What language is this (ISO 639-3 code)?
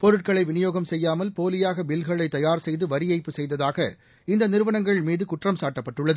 tam